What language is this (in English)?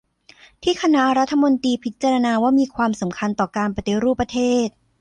Thai